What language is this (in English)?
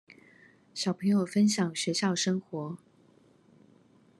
Chinese